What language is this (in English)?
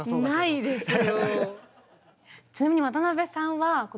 Japanese